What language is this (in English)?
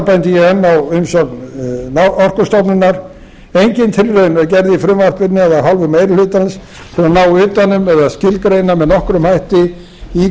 Icelandic